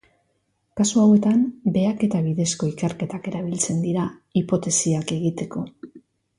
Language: Basque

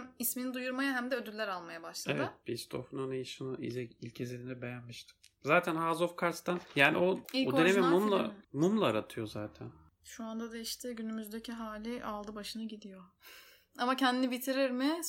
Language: Turkish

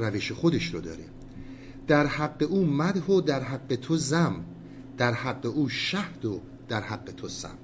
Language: Persian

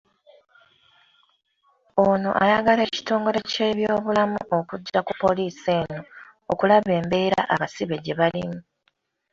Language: Ganda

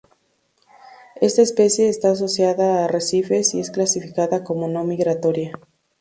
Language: Spanish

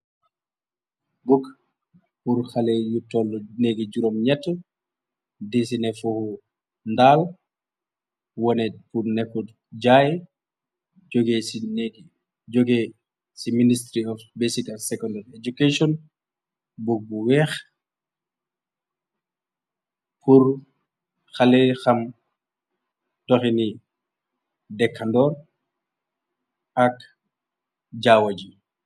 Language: Wolof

